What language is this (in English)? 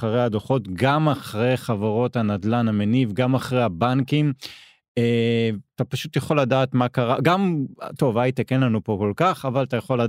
Hebrew